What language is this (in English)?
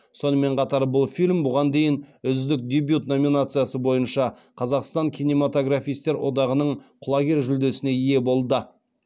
Kazakh